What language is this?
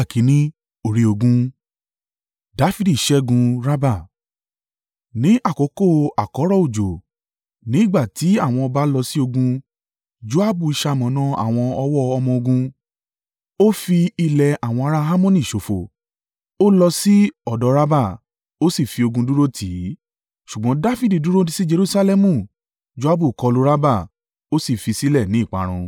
Yoruba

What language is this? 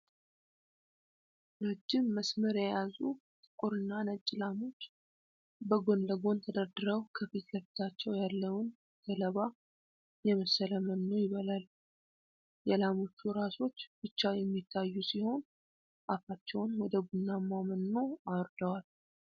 Amharic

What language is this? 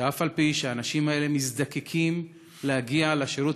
Hebrew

